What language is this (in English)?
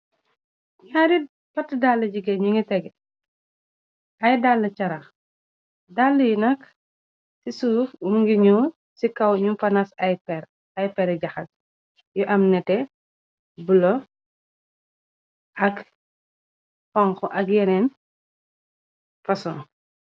Wolof